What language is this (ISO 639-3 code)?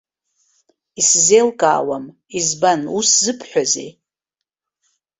abk